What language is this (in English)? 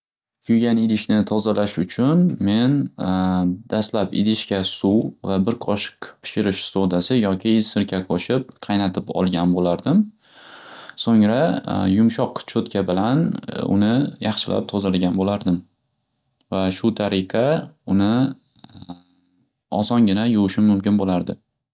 Uzbek